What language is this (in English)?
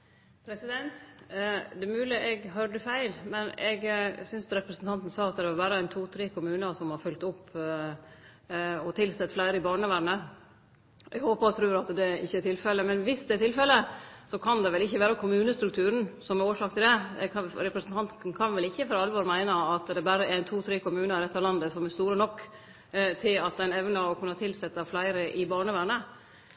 Norwegian Nynorsk